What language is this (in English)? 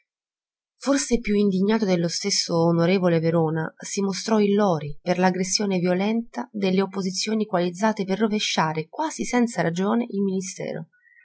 Italian